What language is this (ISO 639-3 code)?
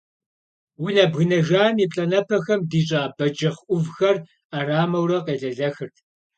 kbd